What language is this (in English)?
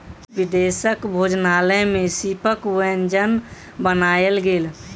Maithili